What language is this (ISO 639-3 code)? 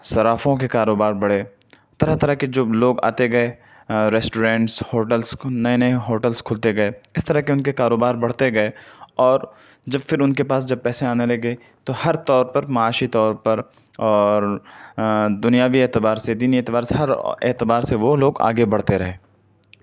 urd